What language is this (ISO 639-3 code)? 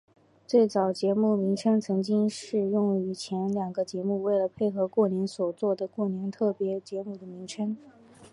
zho